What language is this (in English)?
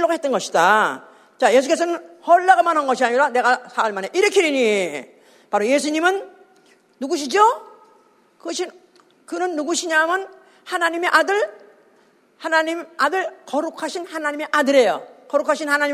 Korean